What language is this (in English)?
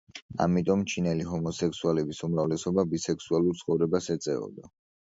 Georgian